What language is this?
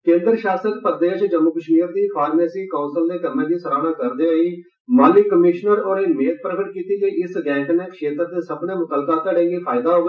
Dogri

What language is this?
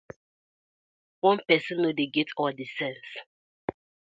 Nigerian Pidgin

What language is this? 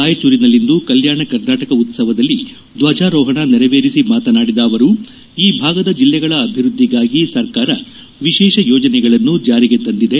Kannada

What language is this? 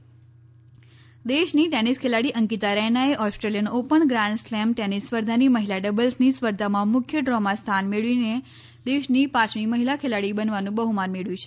Gujarati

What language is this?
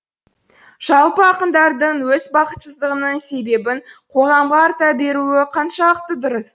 Kazakh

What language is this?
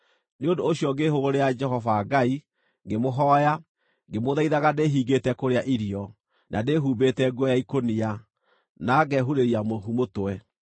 Kikuyu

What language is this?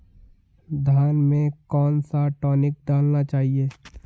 Hindi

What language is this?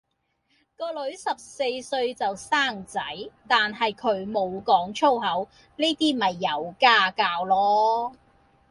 Cantonese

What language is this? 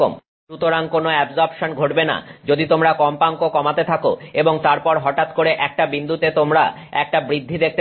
Bangla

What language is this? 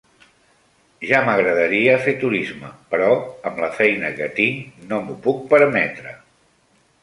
Catalan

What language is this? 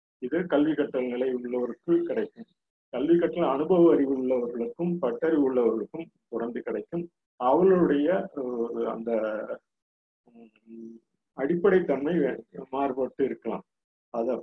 Tamil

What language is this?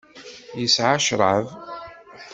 Kabyle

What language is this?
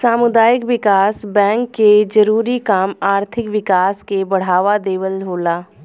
Bhojpuri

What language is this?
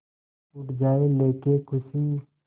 Hindi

